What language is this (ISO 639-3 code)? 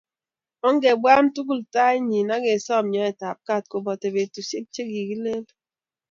kln